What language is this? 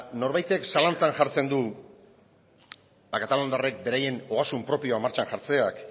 Basque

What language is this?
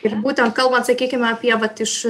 Lithuanian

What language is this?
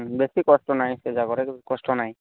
Odia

